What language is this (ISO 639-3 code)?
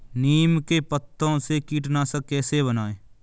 hin